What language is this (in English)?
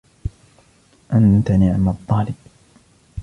Arabic